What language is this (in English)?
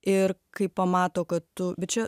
Lithuanian